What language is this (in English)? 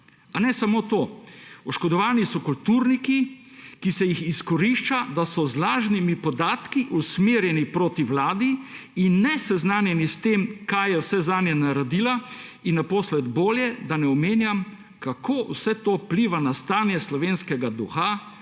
Slovenian